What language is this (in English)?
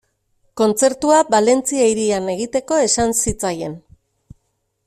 Basque